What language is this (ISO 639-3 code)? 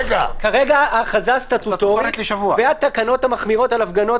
heb